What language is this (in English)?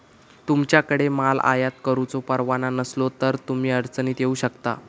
Marathi